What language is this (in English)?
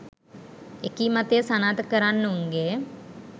Sinhala